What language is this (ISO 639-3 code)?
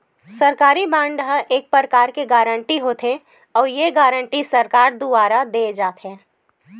hne